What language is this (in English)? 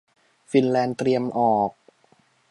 Thai